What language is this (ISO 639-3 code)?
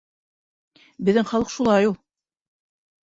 bak